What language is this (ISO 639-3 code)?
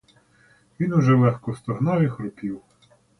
ukr